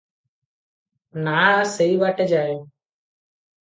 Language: Odia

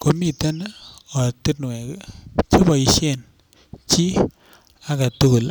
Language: Kalenjin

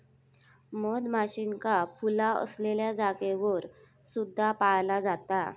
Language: Marathi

